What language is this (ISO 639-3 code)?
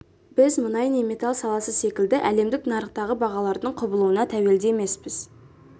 kaz